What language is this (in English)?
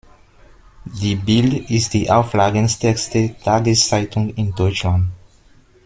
German